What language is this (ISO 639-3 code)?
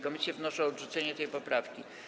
pol